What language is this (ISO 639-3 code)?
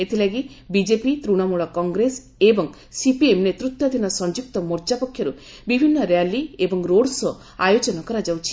ori